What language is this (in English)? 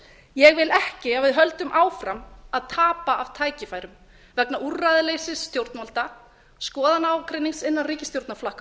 Icelandic